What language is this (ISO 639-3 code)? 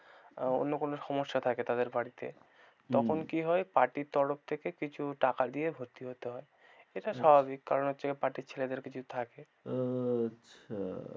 ben